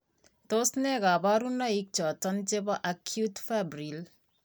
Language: Kalenjin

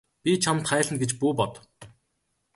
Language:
Mongolian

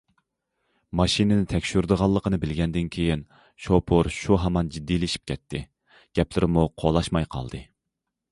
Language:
Uyghur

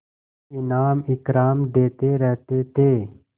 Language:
Hindi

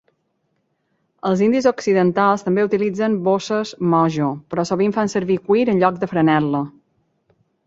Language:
Catalan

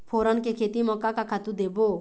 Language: Chhattisgarhi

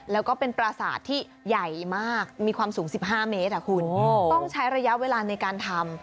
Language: Thai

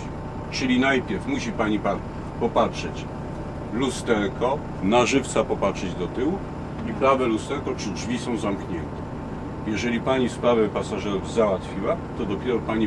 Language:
Polish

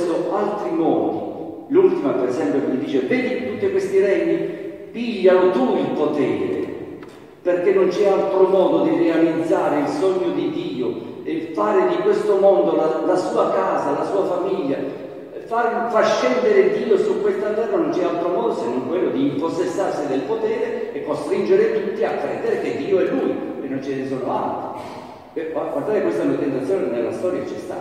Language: Italian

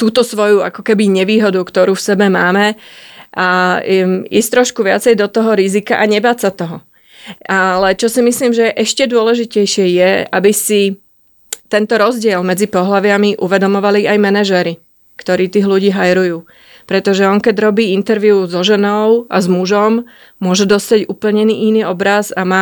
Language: Slovak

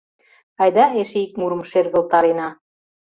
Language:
Mari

